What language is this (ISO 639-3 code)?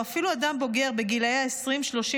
heb